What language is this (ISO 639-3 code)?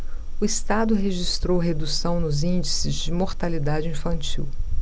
por